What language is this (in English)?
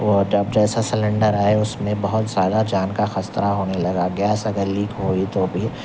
Urdu